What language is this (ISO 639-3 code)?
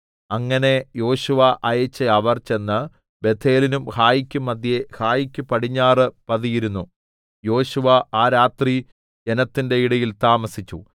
mal